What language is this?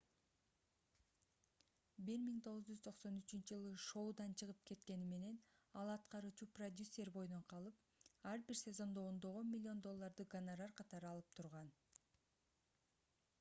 Kyrgyz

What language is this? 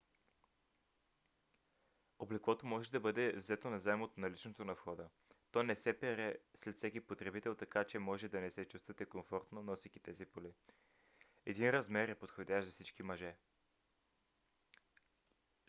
Bulgarian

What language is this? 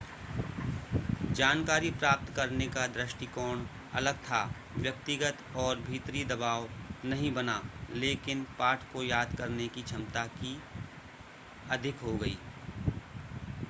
Hindi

